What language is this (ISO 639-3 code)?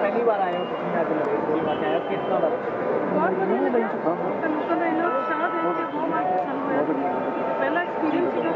hin